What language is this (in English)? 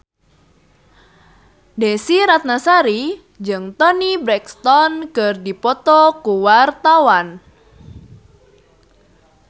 Sundanese